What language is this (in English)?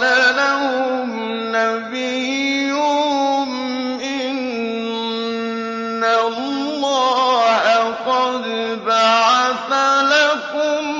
Arabic